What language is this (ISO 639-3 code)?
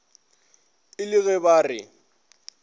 nso